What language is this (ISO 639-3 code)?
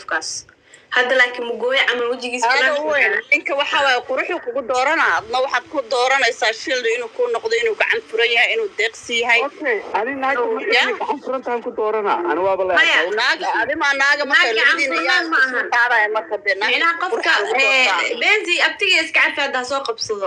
ara